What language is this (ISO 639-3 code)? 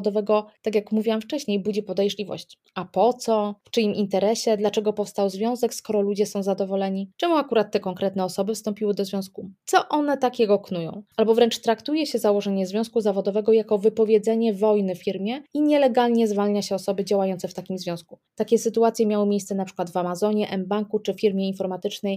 pol